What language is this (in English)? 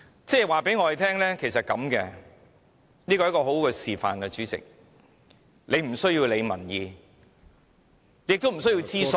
Cantonese